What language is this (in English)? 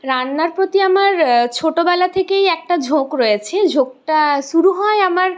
Bangla